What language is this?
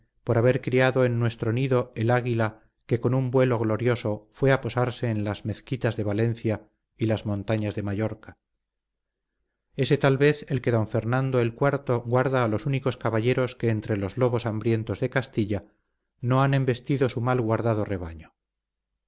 Spanish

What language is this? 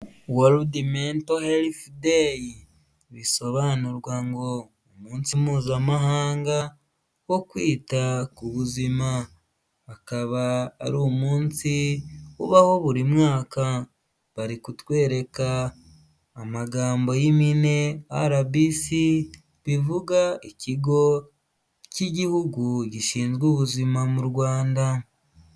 Kinyarwanda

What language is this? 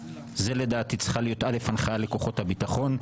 Hebrew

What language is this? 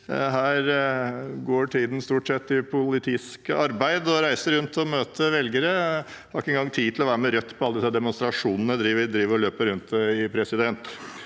Norwegian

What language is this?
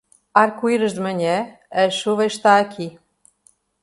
Portuguese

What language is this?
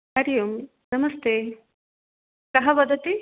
Sanskrit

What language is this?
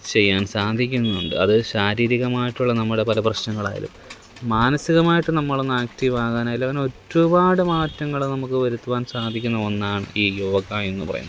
Malayalam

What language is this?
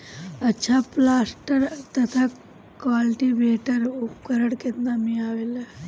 Bhojpuri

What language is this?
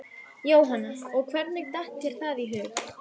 Icelandic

